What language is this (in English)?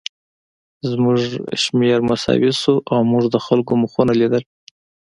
Pashto